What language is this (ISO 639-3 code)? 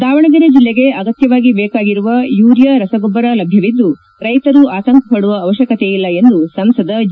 kan